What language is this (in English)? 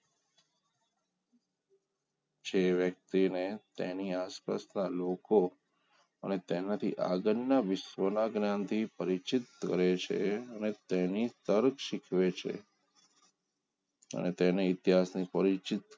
Gujarati